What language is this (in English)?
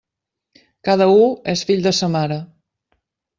Catalan